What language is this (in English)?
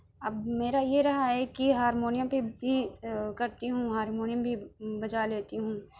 Urdu